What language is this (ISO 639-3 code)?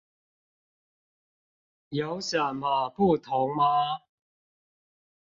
zho